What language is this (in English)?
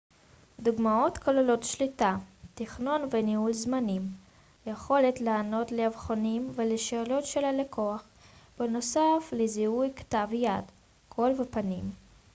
Hebrew